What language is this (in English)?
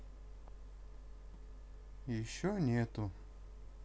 Russian